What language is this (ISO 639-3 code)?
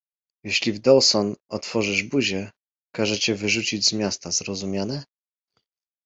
pol